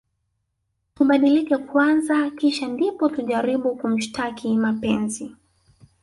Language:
Swahili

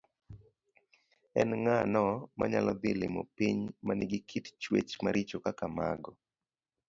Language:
Luo (Kenya and Tanzania)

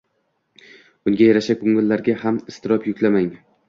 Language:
Uzbek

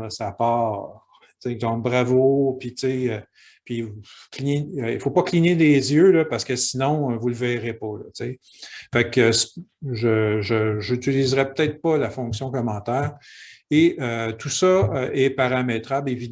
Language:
French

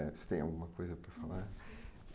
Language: Portuguese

